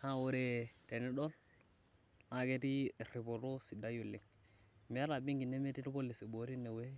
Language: Masai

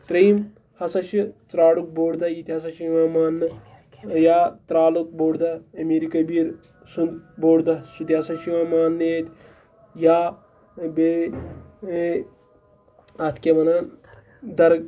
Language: Kashmiri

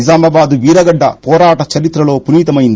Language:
Telugu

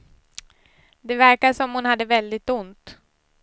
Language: Swedish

